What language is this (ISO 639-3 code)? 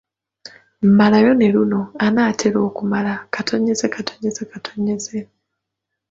lug